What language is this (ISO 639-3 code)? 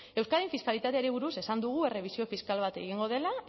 eus